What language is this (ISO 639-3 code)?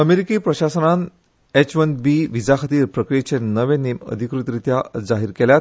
kok